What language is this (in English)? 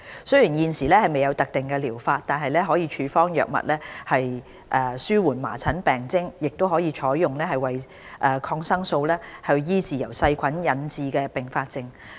Cantonese